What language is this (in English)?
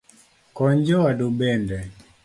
Luo (Kenya and Tanzania)